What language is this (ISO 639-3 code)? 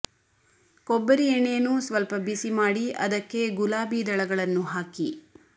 kan